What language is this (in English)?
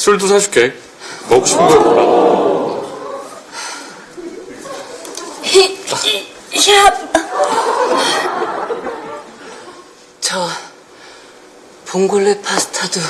Korean